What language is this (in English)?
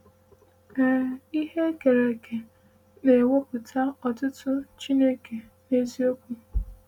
Igbo